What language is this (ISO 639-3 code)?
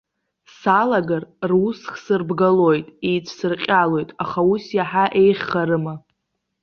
abk